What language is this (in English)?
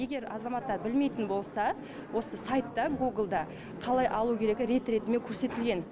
Kazakh